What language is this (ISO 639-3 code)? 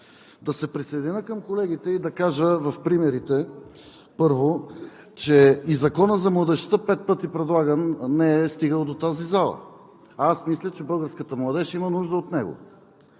bul